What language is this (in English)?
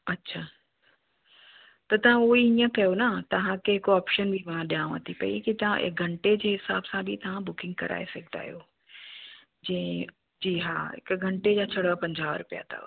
Sindhi